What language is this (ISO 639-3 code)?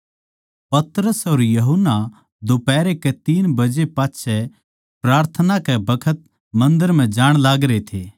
bgc